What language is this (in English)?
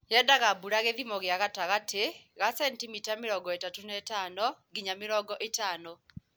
Kikuyu